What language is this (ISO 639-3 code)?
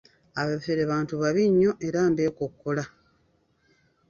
lug